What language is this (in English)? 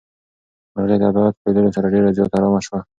Pashto